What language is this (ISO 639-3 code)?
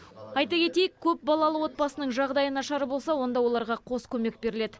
kaz